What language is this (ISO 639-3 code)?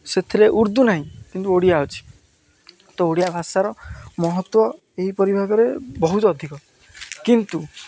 ori